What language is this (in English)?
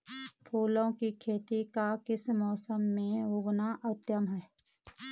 Hindi